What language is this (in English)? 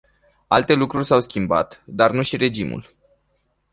Romanian